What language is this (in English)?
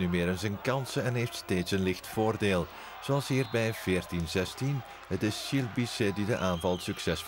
Dutch